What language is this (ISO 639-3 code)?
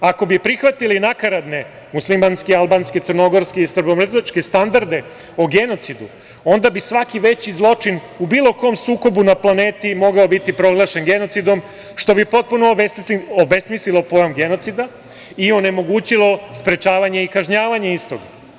srp